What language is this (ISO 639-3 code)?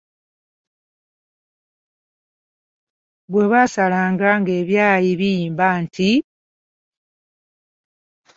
lug